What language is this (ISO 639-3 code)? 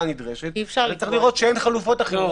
heb